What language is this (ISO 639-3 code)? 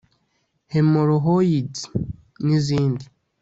kin